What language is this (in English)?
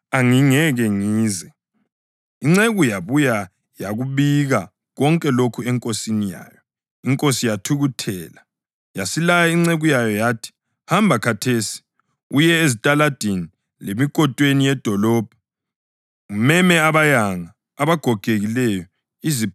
North Ndebele